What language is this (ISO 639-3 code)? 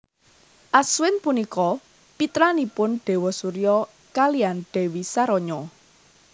jav